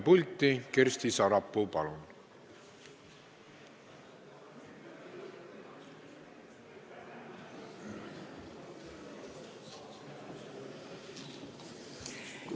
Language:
Estonian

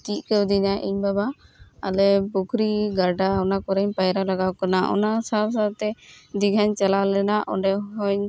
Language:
Santali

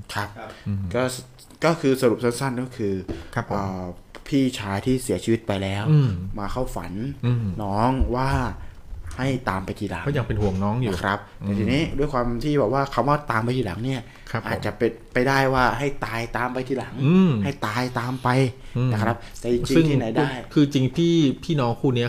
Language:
Thai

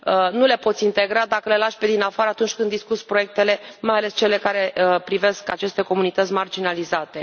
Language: Romanian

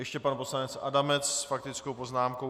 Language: Czech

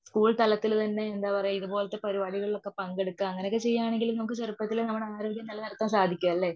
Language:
Malayalam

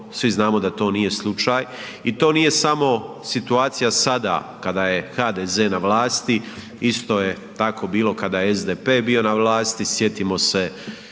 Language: Croatian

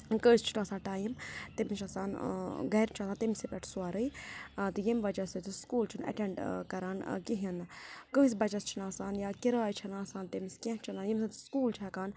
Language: Kashmiri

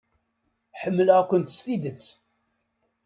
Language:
Kabyle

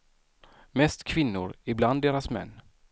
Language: Swedish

